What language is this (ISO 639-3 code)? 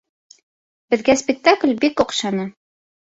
bak